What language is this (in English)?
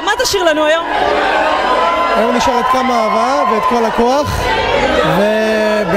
Hebrew